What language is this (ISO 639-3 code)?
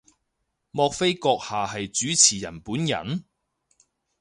yue